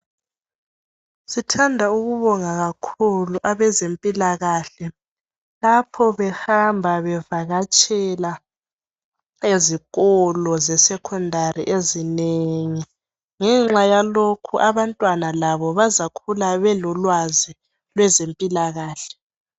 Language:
North Ndebele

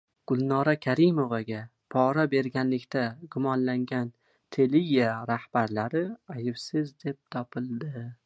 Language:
Uzbek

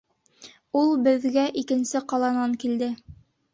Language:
Bashkir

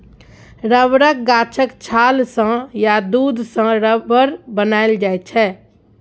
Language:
Maithili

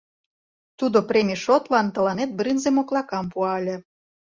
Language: Mari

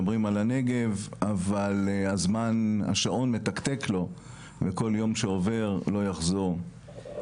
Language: Hebrew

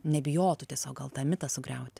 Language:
Lithuanian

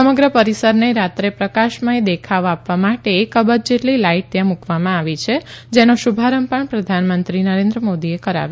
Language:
Gujarati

